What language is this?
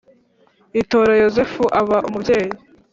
Kinyarwanda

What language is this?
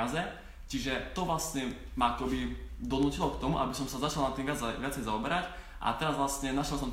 Slovak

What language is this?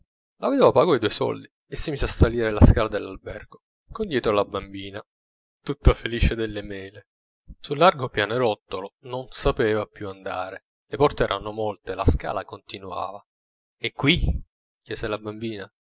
Italian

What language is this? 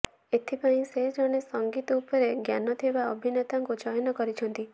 Odia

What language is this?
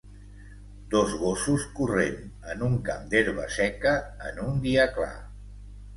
Catalan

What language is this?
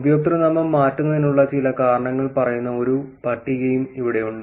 Malayalam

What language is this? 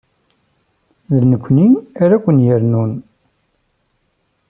Kabyle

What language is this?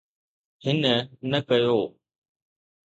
Sindhi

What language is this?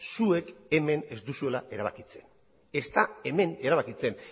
Basque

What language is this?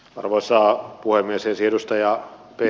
Finnish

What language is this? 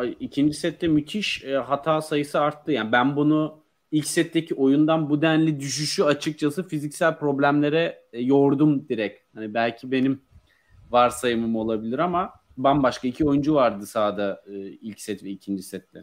Turkish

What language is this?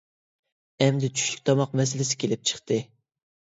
Uyghur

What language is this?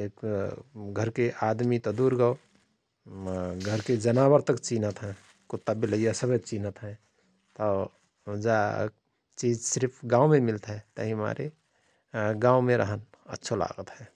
Rana Tharu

